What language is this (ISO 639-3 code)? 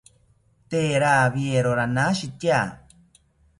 cpy